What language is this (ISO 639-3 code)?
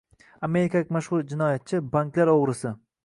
uzb